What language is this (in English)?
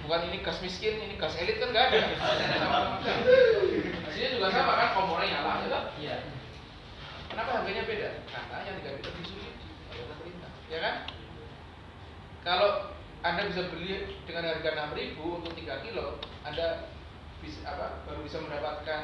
Indonesian